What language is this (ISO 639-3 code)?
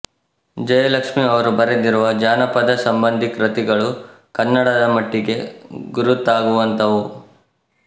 kan